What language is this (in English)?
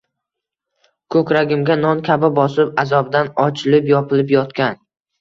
Uzbek